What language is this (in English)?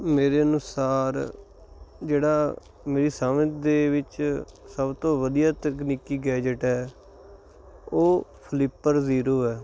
Punjabi